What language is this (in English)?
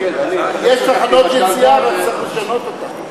Hebrew